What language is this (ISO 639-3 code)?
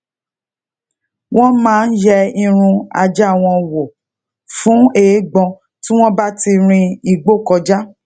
yor